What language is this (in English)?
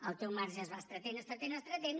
Catalan